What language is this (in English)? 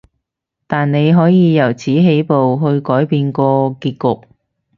Cantonese